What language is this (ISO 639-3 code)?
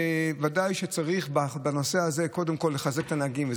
heb